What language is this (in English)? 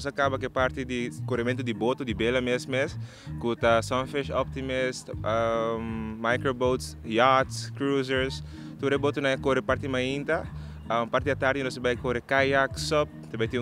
Dutch